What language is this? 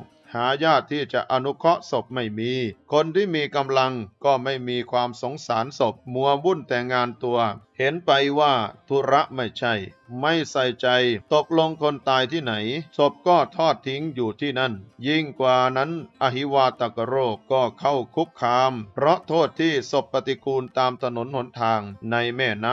Thai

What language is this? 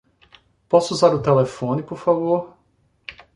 Portuguese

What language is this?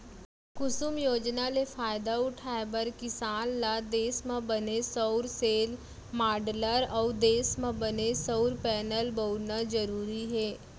Chhattisgarhi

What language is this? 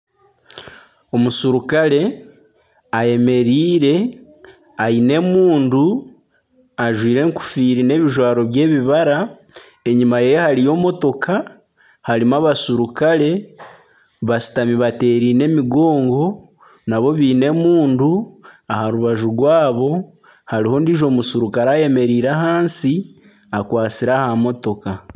Nyankole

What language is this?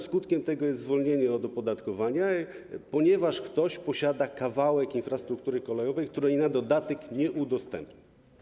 Polish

